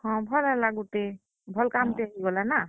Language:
Odia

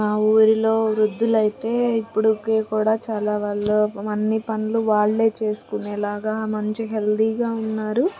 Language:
Telugu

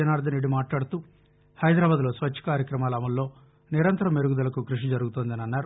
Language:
Telugu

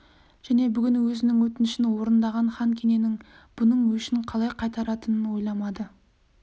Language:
Kazakh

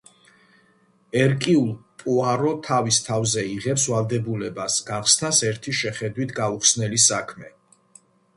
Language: Georgian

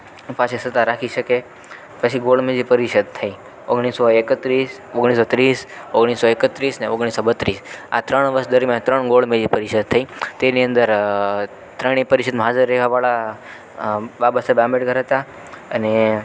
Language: Gujarati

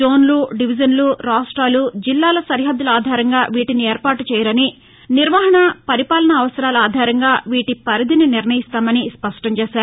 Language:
Telugu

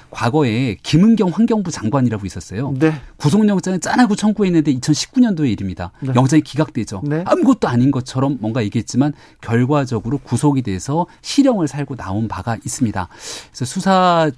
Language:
Korean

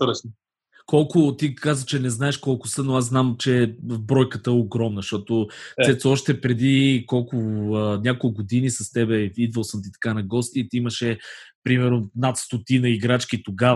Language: Bulgarian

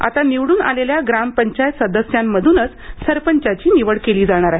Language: Marathi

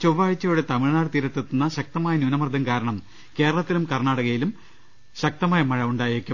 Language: Malayalam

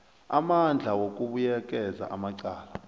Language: South Ndebele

